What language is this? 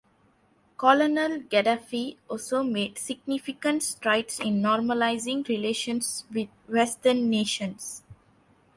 English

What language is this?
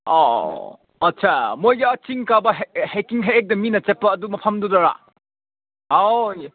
Manipuri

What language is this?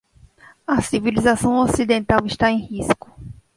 Portuguese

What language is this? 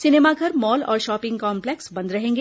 Hindi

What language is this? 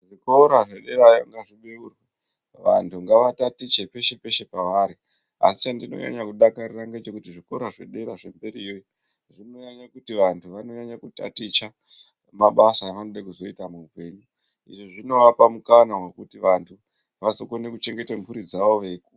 Ndau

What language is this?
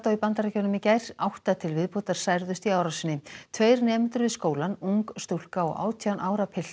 Icelandic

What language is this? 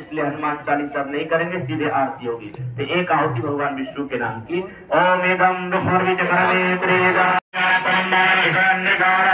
Hindi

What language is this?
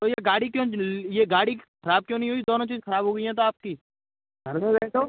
Hindi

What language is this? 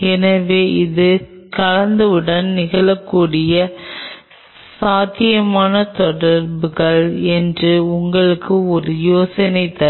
Tamil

